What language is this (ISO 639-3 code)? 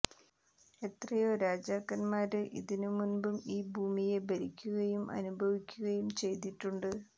mal